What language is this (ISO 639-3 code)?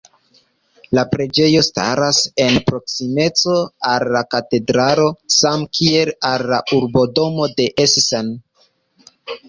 epo